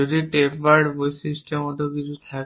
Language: Bangla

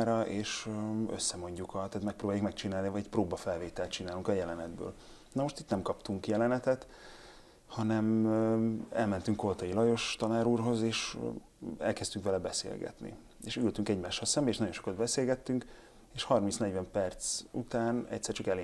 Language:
Hungarian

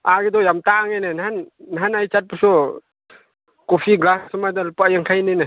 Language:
Manipuri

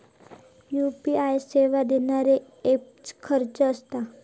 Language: Marathi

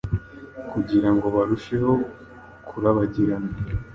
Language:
Kinyarwanda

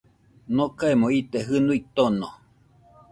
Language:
Nüpode Huitoto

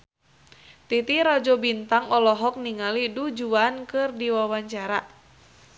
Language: Sundanese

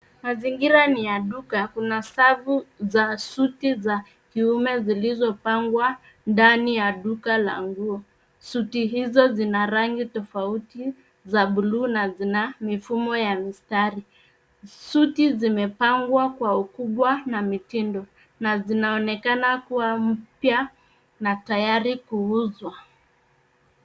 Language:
Swahili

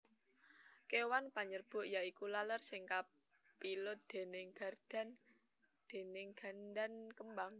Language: Javanese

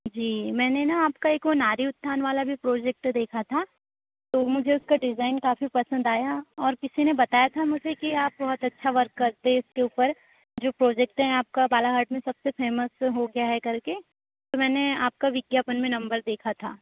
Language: Hindi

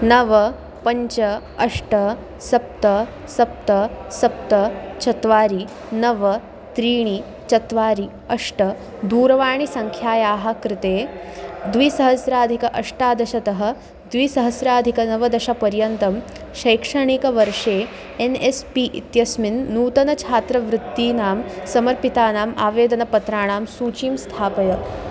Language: Sanskrit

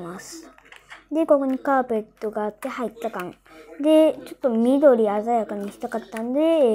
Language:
Japanese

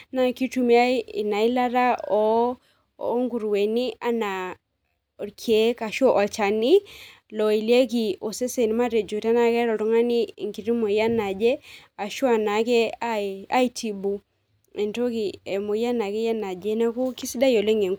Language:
Masai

